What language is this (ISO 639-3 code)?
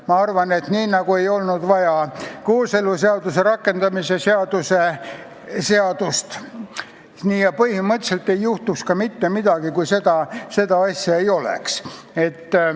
est